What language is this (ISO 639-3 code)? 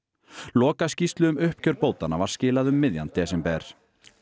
isl